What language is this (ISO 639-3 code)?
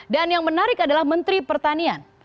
ind